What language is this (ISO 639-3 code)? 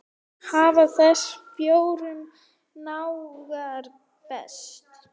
isl